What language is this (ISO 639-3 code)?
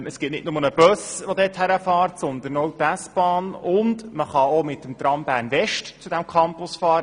gsw